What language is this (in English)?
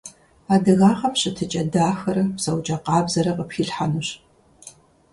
Kabardian